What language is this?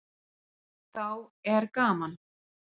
Icelandic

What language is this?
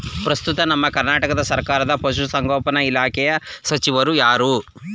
Kannada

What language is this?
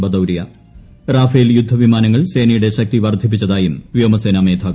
Malayalam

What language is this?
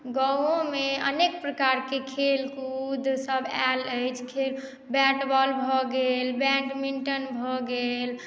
Maithili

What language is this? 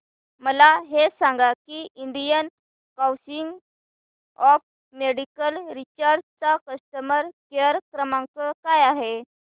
Marathi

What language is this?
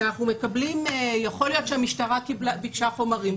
Hebrew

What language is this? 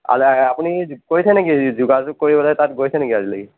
Assamese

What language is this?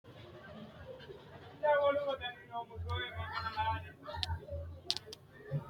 Sidamo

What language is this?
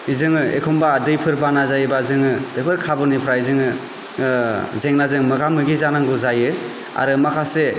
Bodo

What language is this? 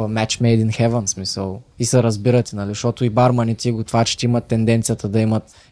Bulgarian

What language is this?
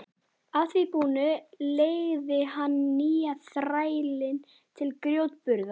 Icelandic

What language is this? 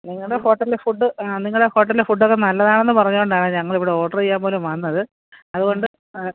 Malayalam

